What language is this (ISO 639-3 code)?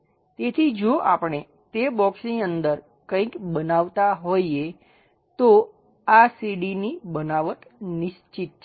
guj